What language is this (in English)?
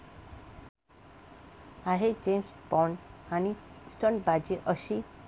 Marathi